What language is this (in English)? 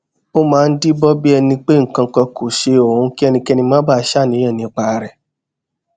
Yoruba